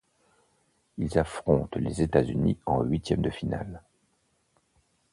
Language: French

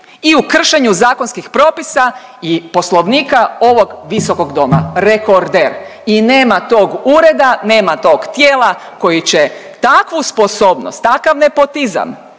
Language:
Croatian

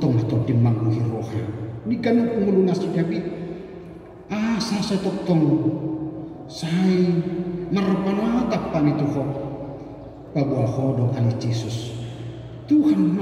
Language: Indonesian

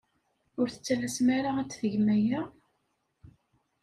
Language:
Kabyle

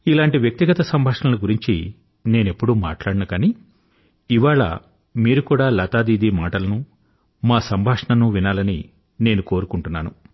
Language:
Telugu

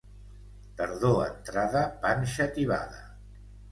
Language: Catalan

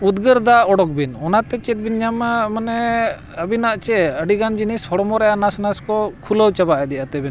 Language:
Santali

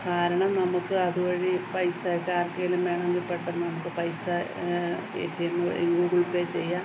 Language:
Malayalam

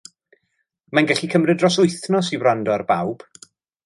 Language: Welsh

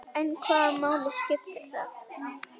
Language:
Icelandic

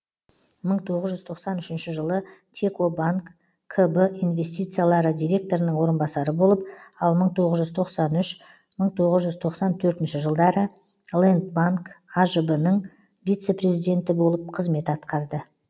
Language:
Kazakh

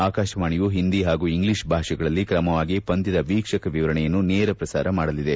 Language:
Kannada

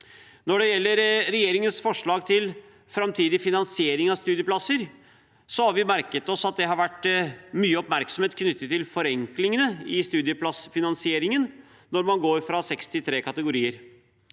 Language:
Norwegian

